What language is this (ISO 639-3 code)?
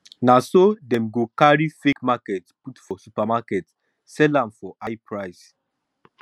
pcm